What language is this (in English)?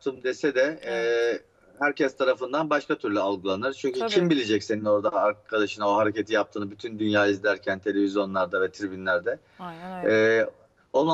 Turkish